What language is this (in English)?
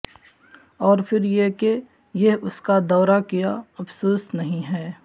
Urdu